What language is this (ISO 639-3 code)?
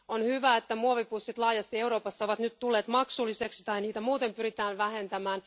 fin